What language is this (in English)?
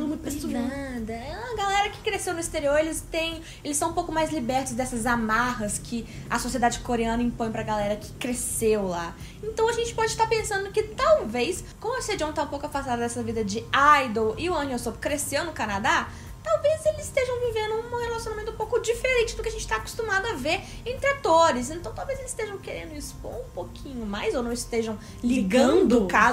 Portuguese